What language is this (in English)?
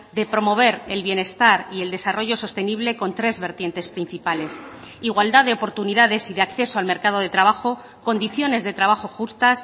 Spanish